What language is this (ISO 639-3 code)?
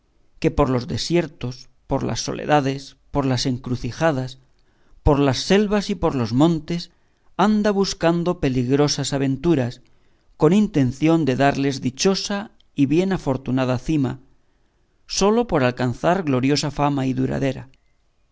spa